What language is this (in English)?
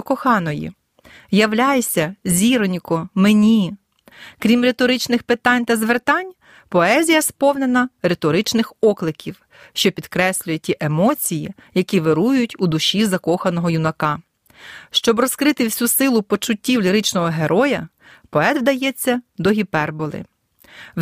Ukrainian